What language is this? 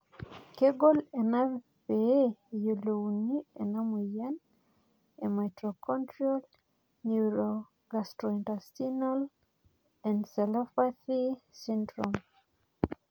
Masai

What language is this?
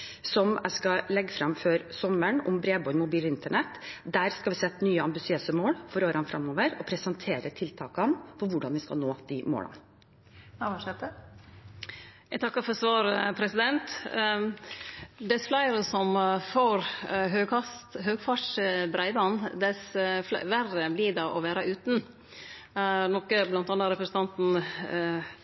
Norwegian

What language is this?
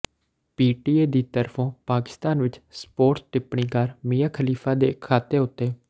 Punjabi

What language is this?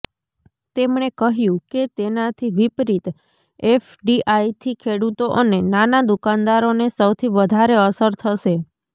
Gujarati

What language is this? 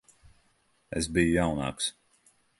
Latvian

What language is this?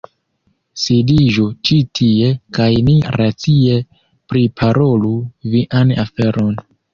Esperanto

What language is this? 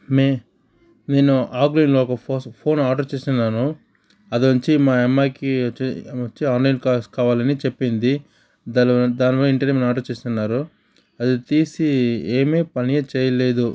Telugu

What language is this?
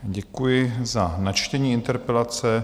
Czech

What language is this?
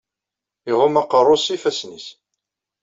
Kabyle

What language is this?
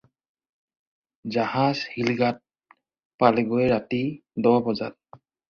Assamese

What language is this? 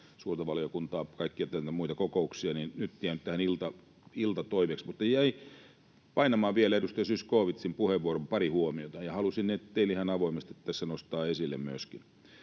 Finnish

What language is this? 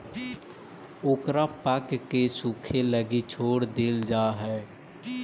Magahi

